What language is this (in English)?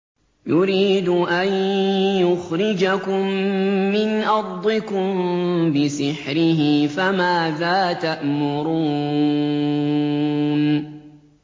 Arabic